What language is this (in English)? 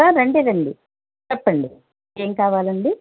Telugu